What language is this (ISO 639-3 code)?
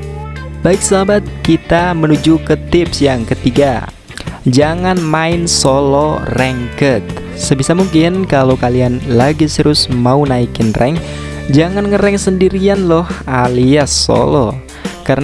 ind